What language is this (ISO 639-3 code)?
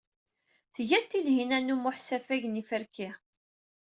kab